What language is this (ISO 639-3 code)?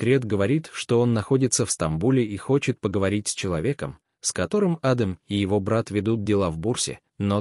rus